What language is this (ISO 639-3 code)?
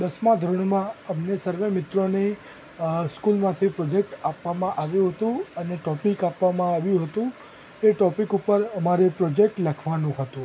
guj